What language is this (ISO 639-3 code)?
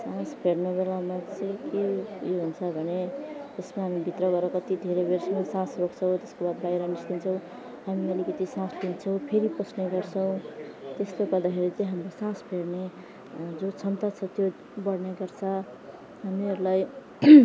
nep